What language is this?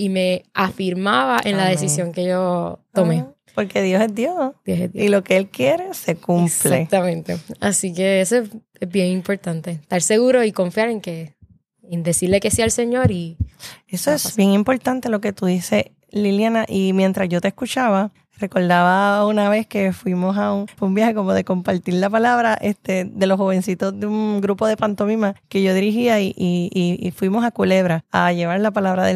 Spanish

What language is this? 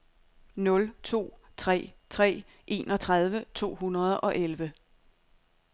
Danish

